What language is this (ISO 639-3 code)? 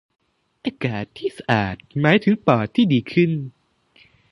tha